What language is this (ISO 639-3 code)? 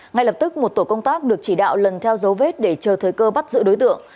vie